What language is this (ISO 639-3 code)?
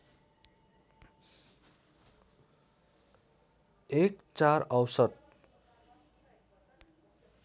nep